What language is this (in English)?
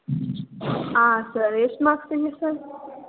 Kannada